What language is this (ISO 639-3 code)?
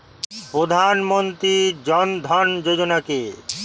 ben